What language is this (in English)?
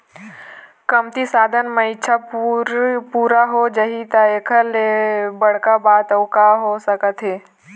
Chhattisgarhi